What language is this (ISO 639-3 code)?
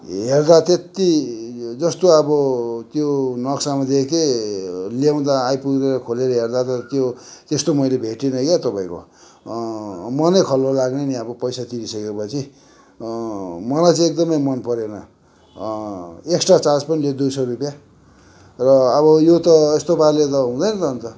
nep